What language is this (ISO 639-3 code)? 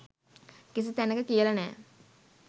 sin